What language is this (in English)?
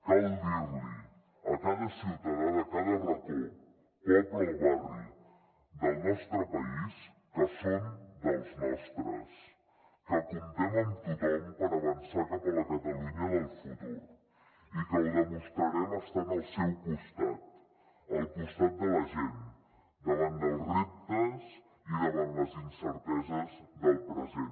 Catalan